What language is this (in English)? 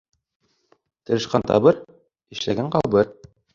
Bashkir